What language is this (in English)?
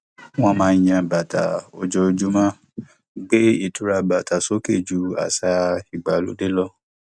Yoruba